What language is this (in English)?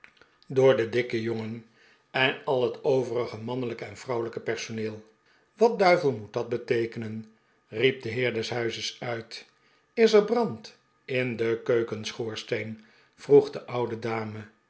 Dutch